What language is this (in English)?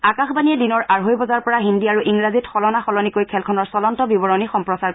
Assamese